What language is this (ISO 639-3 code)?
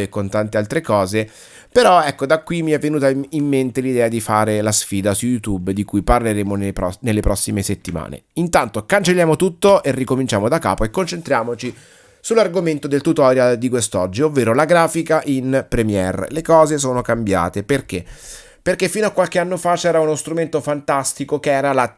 ita